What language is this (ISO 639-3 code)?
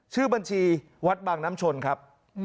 tha